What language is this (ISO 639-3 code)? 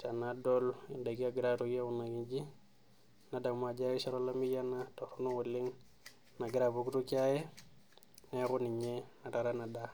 mas